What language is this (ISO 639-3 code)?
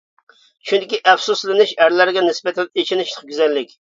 uig